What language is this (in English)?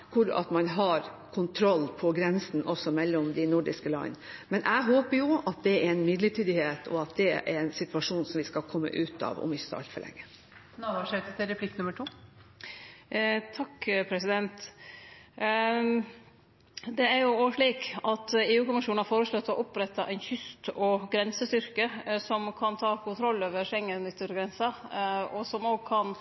Norwegian